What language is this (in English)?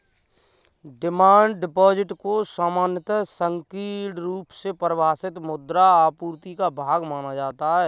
Hindi